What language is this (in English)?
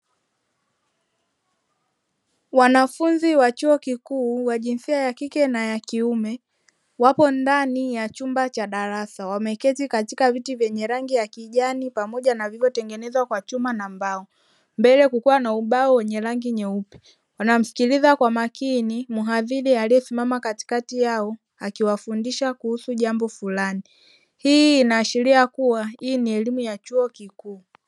Swahili